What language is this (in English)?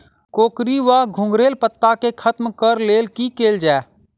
Maithili